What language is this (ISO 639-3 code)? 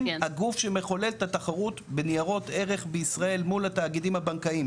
heb